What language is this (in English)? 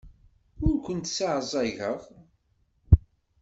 Kabyle